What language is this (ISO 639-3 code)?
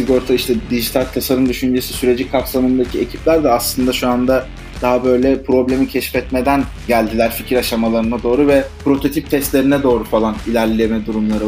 tur